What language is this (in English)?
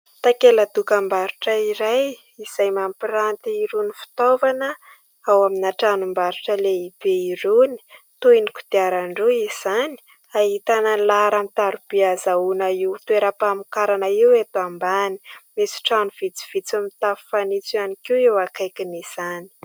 Malagasy